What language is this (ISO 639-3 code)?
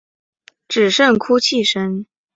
zho